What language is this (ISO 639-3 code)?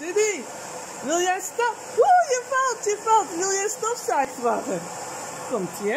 nld